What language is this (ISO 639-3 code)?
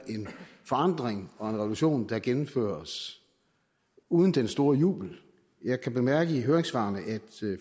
dan